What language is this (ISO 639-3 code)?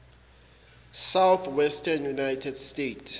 zul